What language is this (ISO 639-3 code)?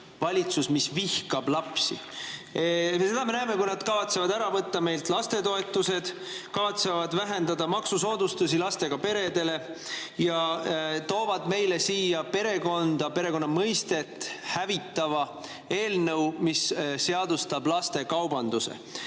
est